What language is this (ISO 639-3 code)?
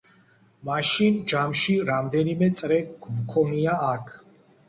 kat